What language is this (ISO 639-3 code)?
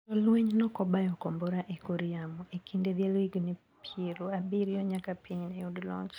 luo